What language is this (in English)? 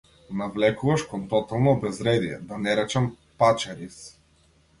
Macedonian